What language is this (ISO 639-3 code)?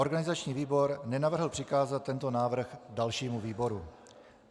ces